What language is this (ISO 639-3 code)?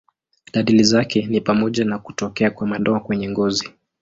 swa